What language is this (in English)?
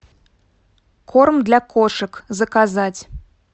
Russian